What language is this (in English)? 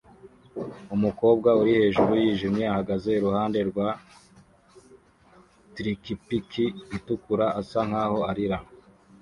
Kinyarwanda